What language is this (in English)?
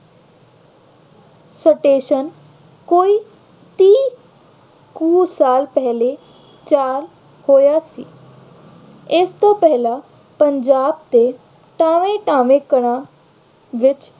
Punjabi